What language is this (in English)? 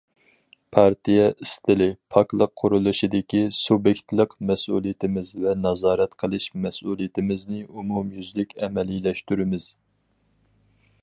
Uyghur